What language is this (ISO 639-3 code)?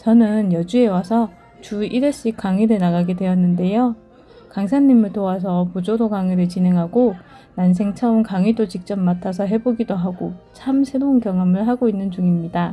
kor